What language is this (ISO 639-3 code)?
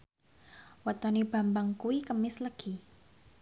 jav